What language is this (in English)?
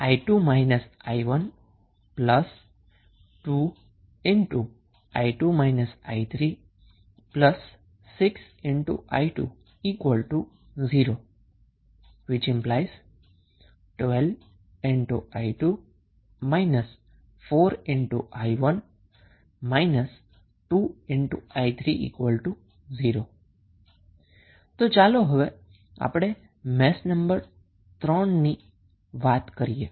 Gujarati